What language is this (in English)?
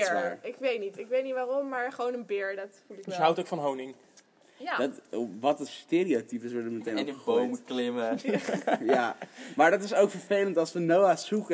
Dutch